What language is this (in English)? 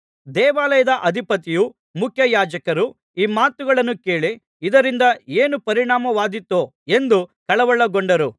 Kannada